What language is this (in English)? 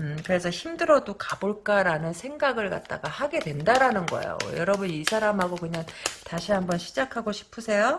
Korean